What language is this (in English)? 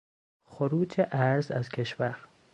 Persian